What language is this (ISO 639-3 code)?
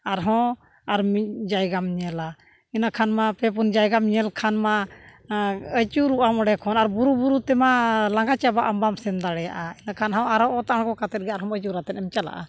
sat